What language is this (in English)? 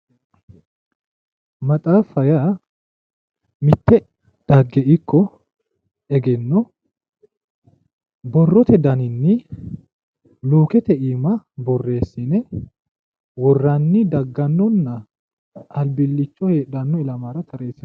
Sidamo